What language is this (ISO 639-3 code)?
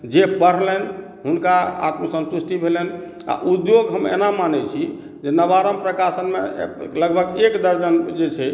mai